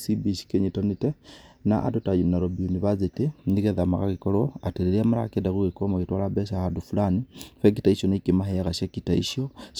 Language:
Kikuyu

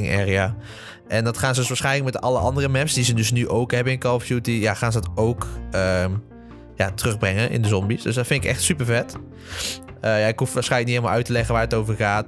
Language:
Dutch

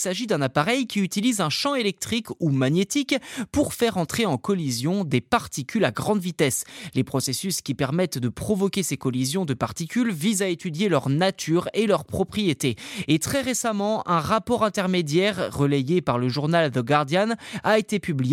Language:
French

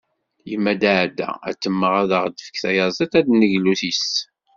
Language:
Kabyle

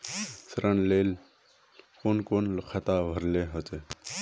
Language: Magahi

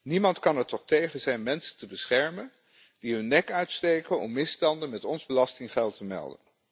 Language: Dutch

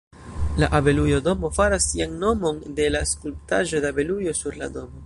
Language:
Esperanto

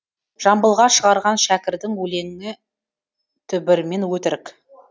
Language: Kazakh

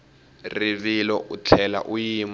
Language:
Tsonga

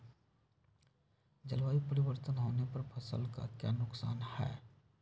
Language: Magahi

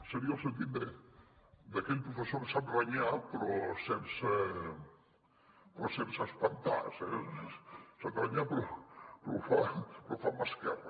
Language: Catalan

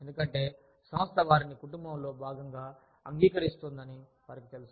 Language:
Telugu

